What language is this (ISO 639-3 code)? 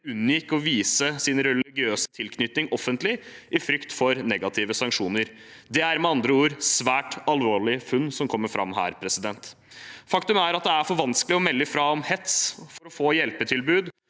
nor